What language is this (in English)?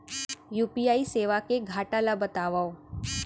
Chhattisgarhi